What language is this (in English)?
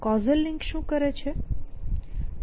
Gujarati